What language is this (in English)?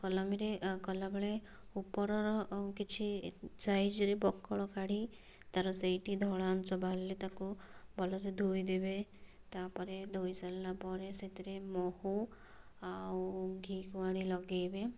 Odia